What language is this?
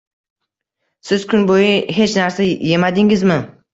Uzbek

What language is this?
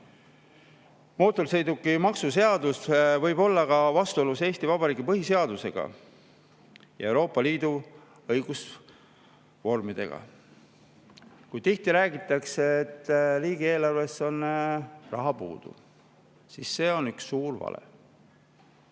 Estonian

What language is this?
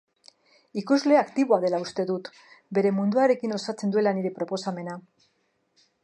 Basque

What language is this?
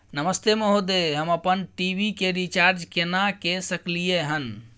Maithili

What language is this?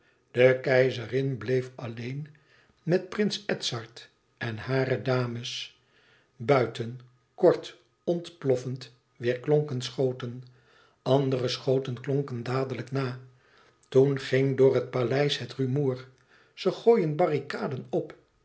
Dutch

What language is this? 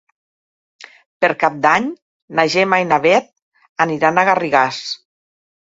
Catalan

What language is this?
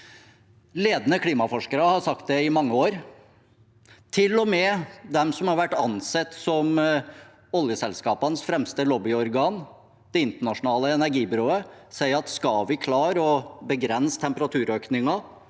Norwegian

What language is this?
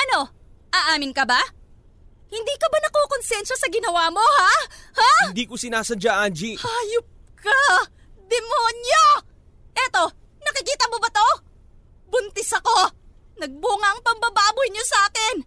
Filipino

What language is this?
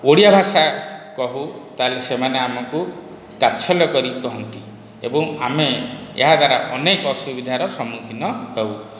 Odia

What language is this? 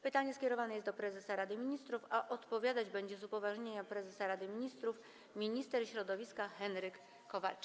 Polish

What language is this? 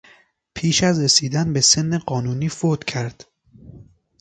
Persian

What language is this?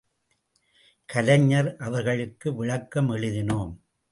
Tamil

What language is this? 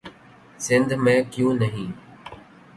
Urdu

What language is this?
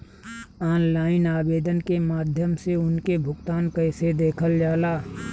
Bhojpuri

